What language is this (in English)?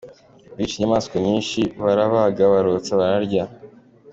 Kinyarwanda